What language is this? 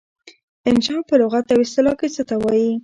Pashto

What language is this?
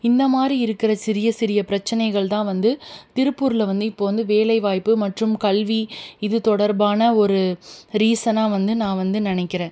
Tamil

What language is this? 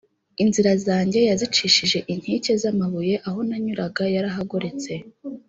Kinyarwanda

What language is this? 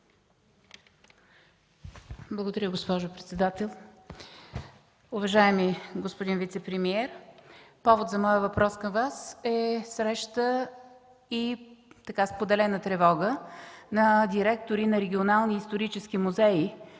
Bulgarian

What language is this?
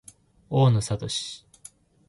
Japanese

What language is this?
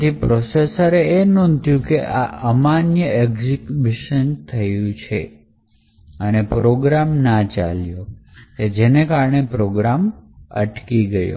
Gujarati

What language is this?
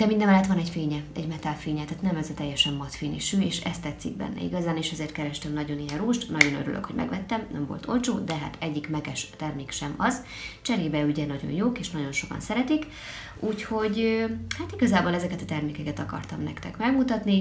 Hungarian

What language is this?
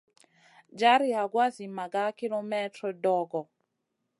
Masana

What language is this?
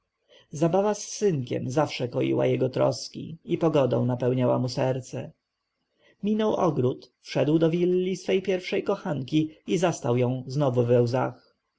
Polish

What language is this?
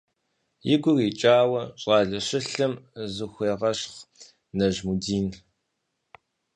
Kabardian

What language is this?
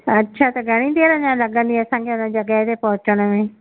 Sindhi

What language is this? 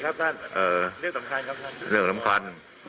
Thai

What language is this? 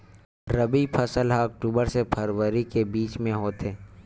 Chhattisgarhi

